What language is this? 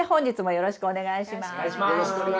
Japanese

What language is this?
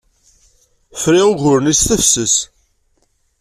Kabyle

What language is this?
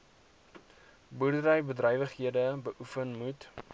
Afrikaans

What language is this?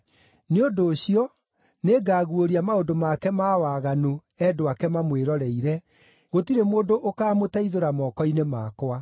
Kikuyu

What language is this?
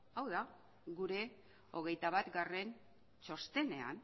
Basque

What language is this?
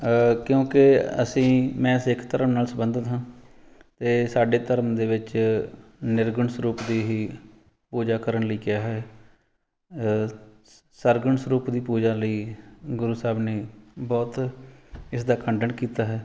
Punjabi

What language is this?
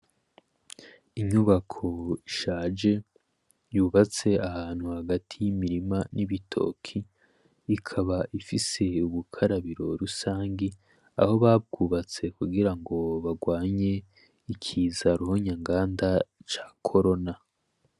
Rundi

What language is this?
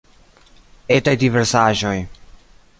Esperanto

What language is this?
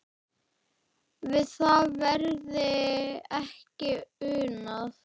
Icelandic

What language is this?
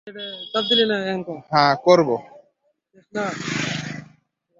Bangla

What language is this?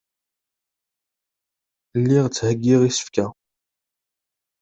Kabyle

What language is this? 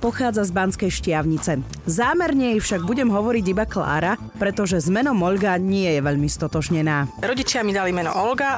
Slovak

